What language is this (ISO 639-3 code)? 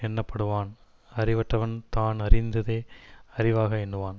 tam